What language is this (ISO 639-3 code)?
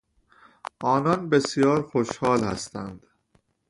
fas